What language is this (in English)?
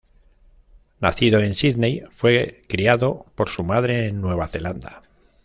Spanish